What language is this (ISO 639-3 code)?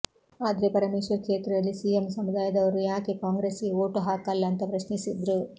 kan